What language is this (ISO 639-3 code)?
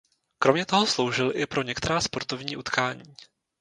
ces